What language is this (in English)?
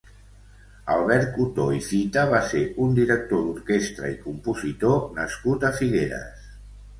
Catalan